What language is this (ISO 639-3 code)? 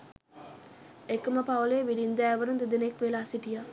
sin